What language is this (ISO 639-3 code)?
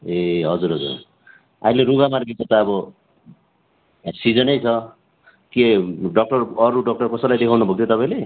nep